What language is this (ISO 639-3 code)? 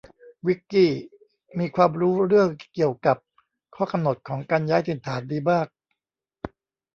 tha